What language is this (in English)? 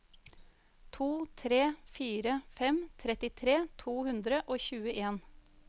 Norwegian